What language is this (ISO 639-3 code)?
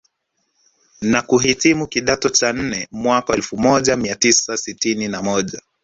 swa